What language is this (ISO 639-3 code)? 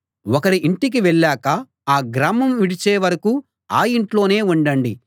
tel